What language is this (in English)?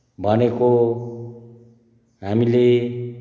Nepali